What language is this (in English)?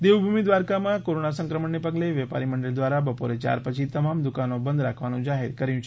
Gujarati